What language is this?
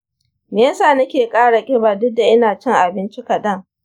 Hausa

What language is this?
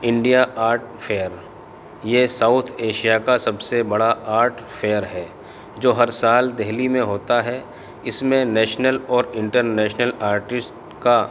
Urdu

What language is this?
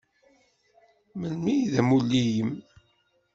Kabyle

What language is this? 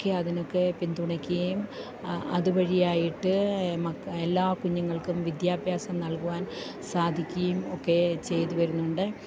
Malayalam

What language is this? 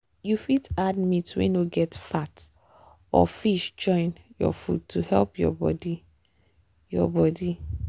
Nigerian Pidgin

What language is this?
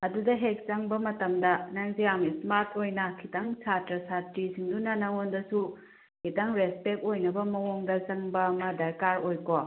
Manipuri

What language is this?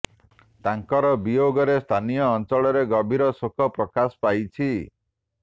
Odia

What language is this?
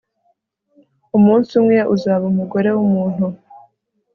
Kinyarwanda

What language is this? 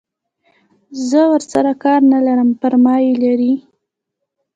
Pashto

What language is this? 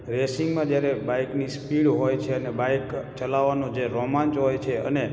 Gujarati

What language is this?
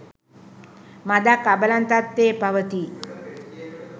Sinhala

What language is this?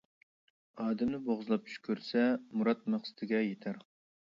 Uyghur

